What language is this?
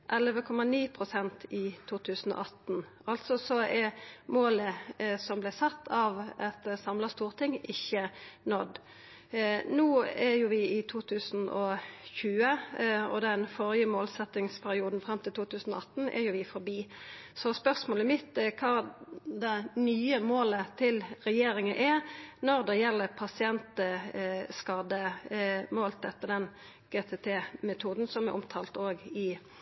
Norwegian Nynorsk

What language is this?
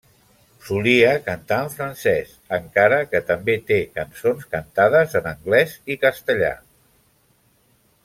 Catalan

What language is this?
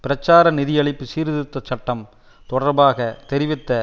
Tamil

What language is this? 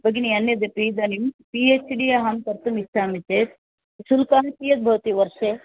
Sanskrit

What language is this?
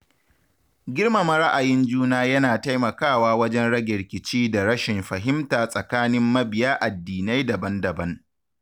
Hausa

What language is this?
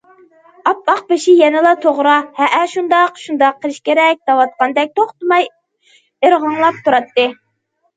Uyghur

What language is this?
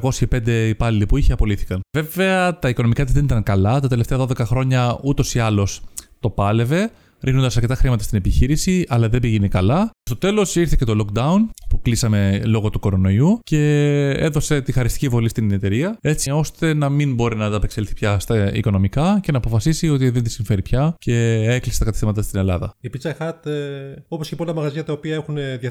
Greek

